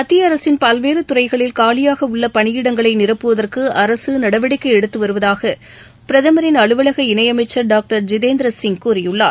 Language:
Tamil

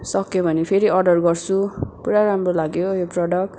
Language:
Nepali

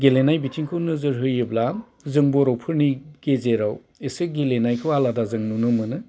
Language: Bodo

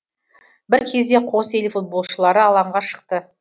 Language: Kazakh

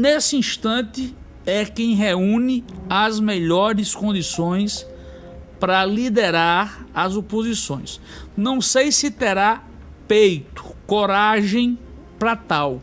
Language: Portuguese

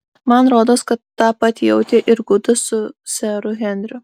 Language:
Lithuanian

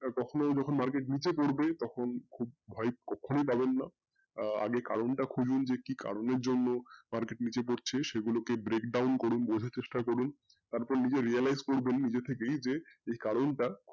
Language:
Bangla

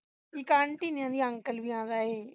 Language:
Punjabi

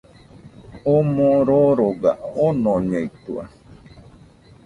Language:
Nüpode Huitoto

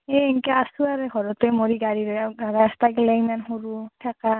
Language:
Assamese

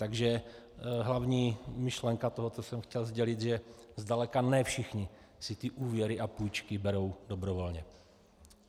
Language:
Czech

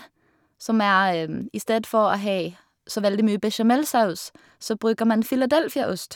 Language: Norwegian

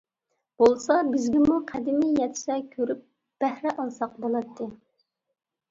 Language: Uyghur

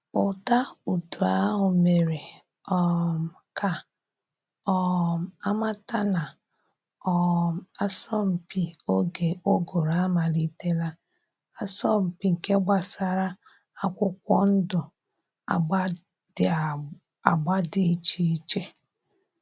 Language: Igbo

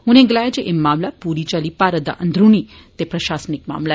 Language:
Dogri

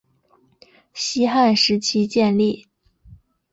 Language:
Chinese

